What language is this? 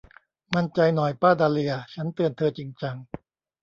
Thai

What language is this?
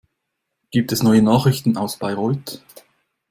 German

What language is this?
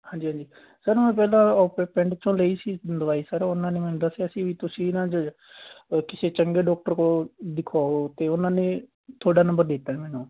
Punjabi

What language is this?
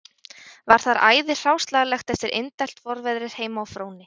Icelandic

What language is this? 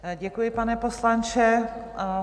Czech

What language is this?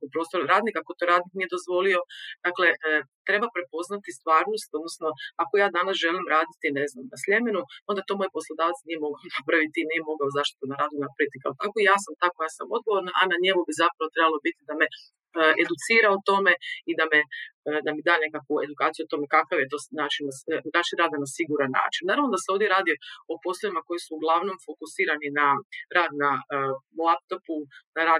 Croatian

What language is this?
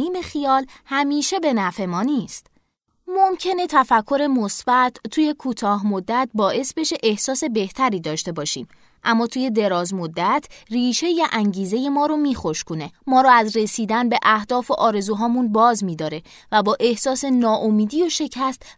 Persian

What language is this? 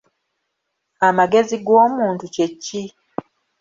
Ganda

